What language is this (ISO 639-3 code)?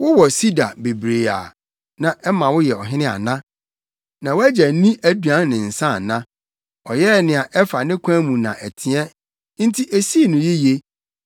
aka